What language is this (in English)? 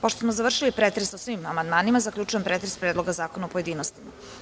Serbian